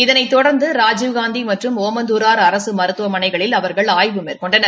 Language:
Tamil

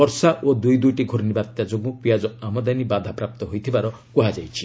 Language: Odia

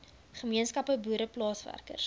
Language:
Afrikaans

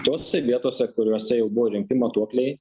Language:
Lithuanian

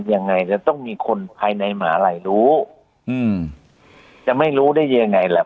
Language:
Thai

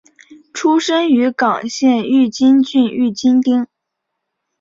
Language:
Chinese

